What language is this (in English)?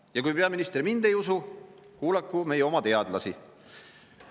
Estonian